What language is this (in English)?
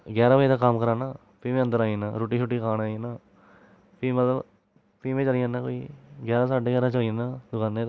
Dogri